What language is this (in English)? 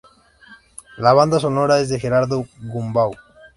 Spanish